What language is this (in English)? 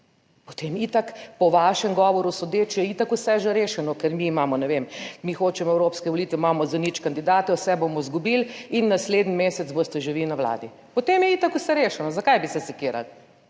Slovenian